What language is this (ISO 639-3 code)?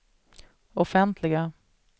swe